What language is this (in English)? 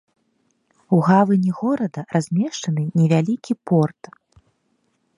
Belarusian